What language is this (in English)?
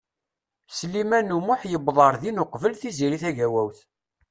Kabyle